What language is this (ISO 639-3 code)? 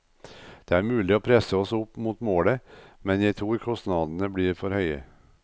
nor